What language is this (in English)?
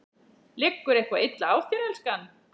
Icelandic